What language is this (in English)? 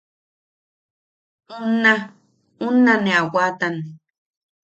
Yaqui